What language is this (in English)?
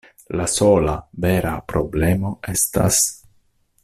Esperanto